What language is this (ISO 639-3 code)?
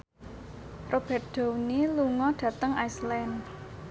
jav